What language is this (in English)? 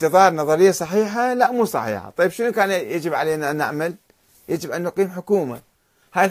Arabic